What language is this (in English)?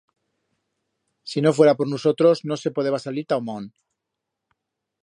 Aragonese